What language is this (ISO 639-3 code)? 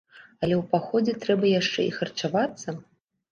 bel